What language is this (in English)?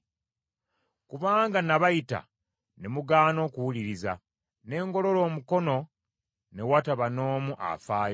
Ganda